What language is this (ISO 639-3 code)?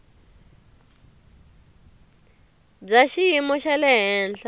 tso